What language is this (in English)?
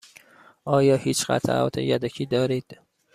Persian